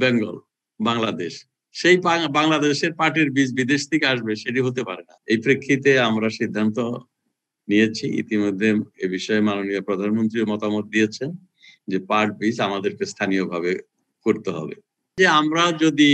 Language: Turkish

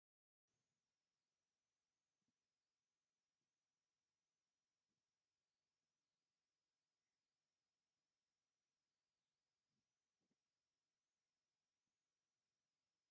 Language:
Tigrinya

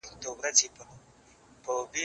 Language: Pashto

